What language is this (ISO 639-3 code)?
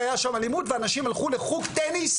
heb